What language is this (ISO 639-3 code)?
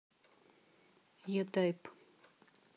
rus